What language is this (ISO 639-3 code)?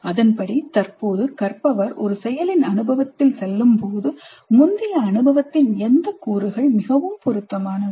tam